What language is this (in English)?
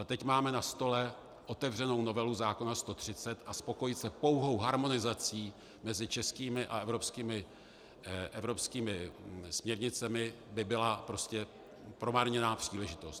Czech